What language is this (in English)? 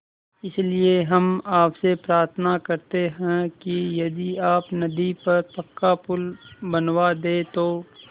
Hindi